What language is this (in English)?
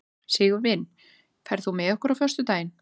Icelandic